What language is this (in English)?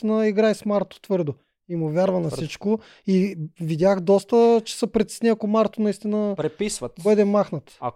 Bulgarian